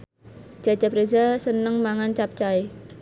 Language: Javanese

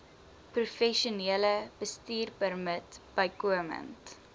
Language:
Afrikaans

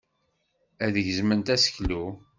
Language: Kabyle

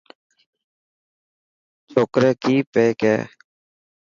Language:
Dhatki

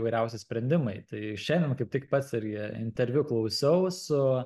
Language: Lithuanian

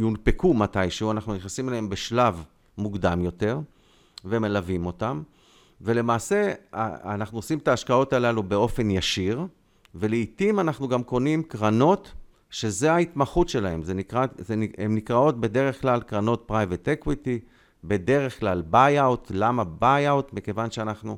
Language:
Hebrew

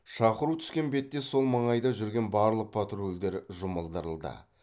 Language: Kazakh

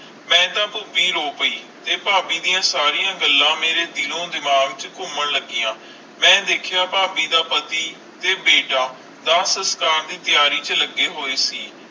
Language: Punjabi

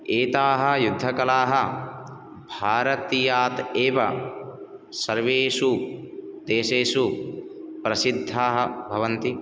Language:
Sanskrit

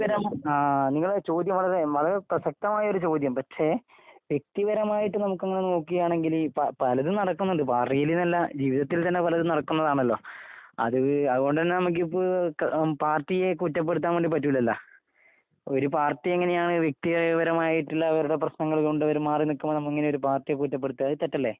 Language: Malayalam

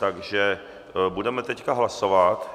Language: Czech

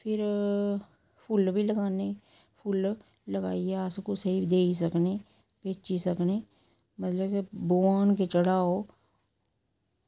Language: Dogri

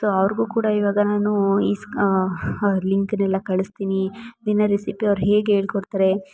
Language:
Kannada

